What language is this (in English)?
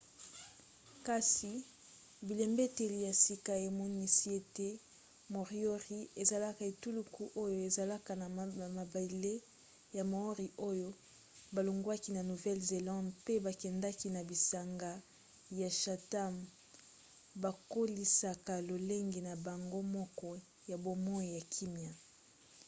Lingala